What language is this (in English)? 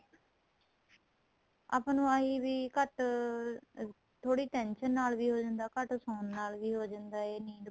Punjabi